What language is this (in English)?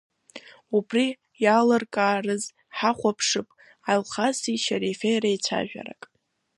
Abkhazian